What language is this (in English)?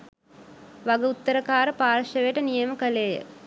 Sinhala